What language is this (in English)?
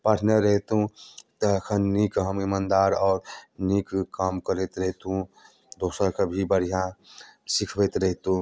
Maithili